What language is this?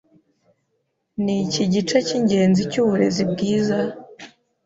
Kinyarwanda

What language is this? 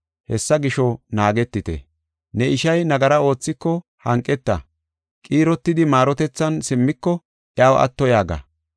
Gofa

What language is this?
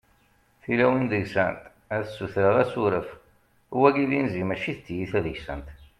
Kabyle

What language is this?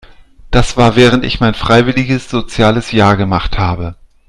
German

